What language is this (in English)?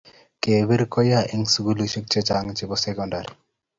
Kalenjin